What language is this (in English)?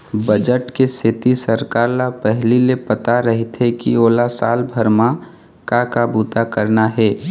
Chhattisgarhi